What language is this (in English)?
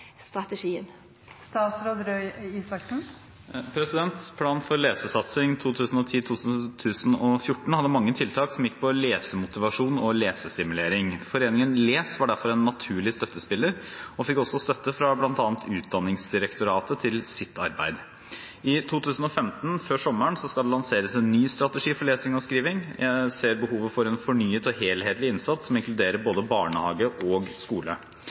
Norwegian Bokmål